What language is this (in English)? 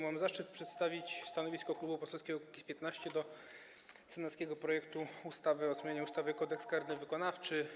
Polish